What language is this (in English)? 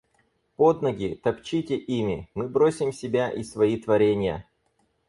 Russian